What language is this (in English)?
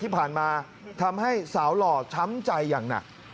Thai